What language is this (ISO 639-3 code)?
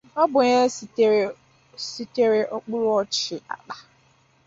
ibo